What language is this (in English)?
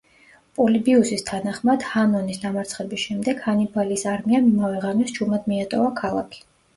Georgian